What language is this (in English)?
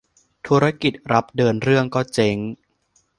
Thai